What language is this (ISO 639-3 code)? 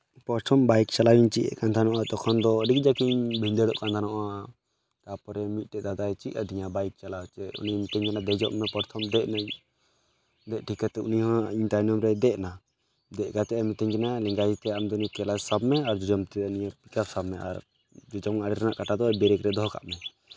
sat